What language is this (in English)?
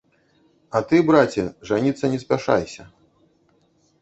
Belarusian